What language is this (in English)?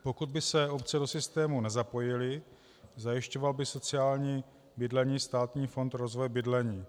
Czech